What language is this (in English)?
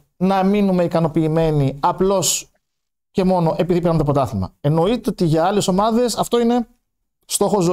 Greek